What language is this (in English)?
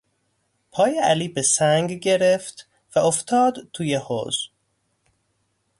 Persian